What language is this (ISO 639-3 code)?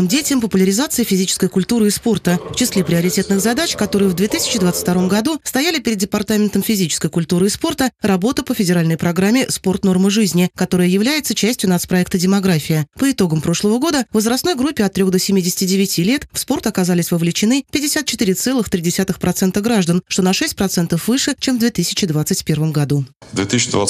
rus